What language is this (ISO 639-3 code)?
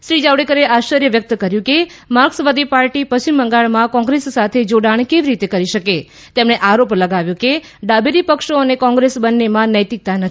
guj